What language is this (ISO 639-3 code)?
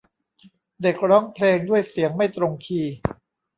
tha